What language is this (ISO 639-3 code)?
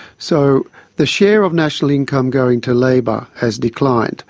eng